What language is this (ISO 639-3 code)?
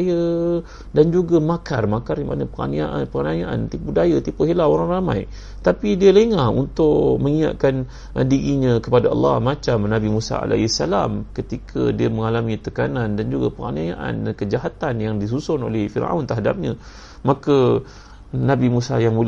msa